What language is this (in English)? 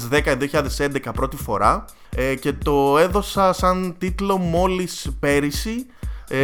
Greek